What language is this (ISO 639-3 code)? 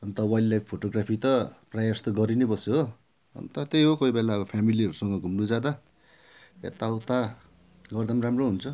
nep